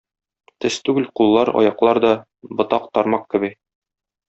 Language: Tatar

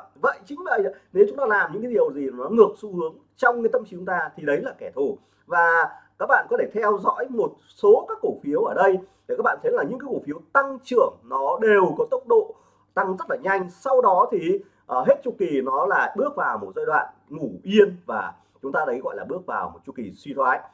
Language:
Vietnamese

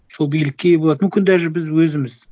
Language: Kazakh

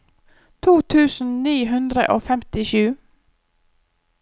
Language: Norwegian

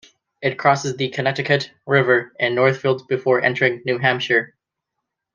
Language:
English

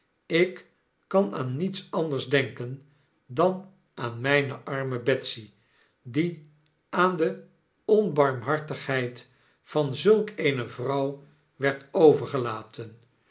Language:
Dutch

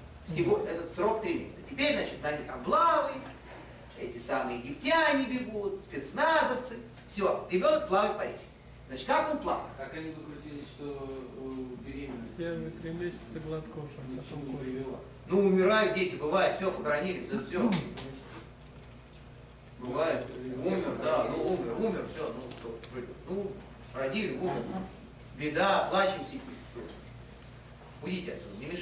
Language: Russian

